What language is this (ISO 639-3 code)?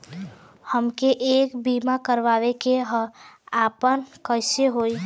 bho